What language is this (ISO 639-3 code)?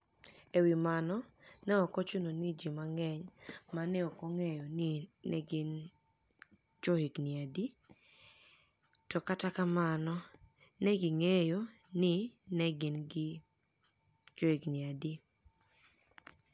luo